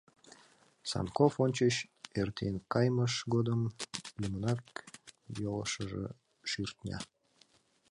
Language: Mari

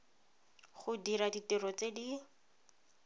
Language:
Tswana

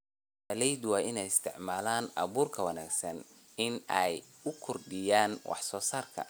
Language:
Somali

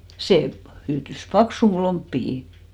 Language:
Finnish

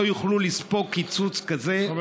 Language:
Hebrew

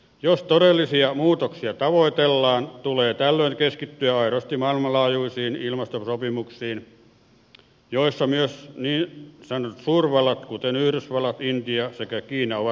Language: Finnish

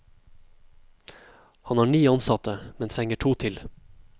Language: Norwegian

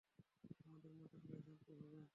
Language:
Bangla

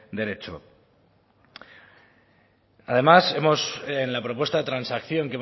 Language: Spanish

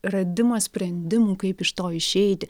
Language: Lithuanian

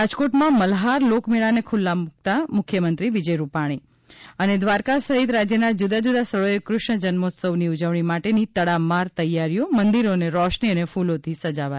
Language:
Gujarati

